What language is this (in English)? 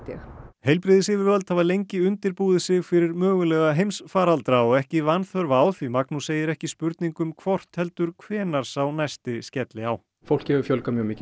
Icelandic